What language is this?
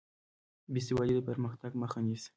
Pashto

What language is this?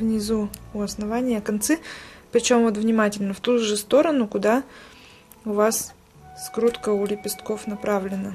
Russian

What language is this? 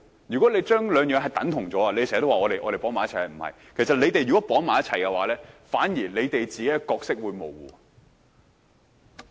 Cantonese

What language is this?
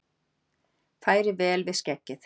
Icelandic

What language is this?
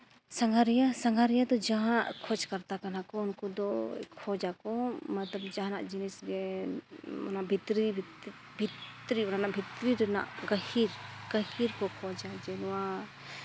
Santali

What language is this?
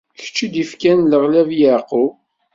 Kabyle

